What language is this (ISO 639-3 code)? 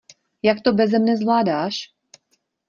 ces